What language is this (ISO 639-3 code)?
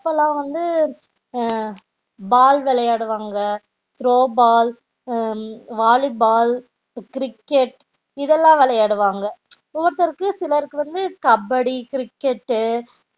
tam